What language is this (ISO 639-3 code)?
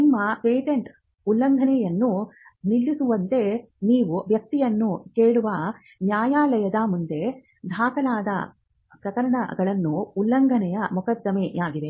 kan